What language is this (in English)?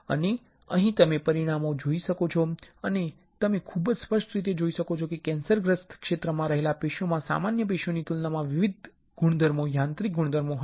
Gujarati